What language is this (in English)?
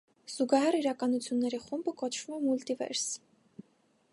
Armenian